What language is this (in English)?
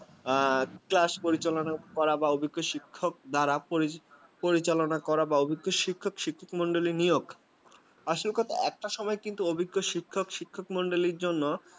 Bangla